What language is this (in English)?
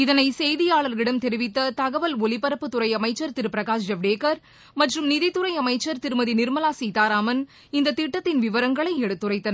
Tamil